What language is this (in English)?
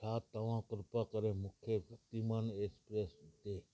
Sindhi